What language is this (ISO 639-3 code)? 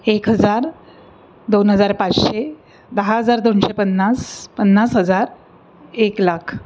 mar